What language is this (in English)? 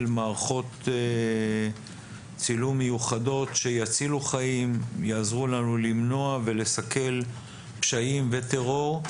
Hebrew